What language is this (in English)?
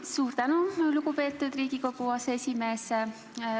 Estonian